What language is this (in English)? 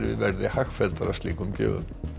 Icelandic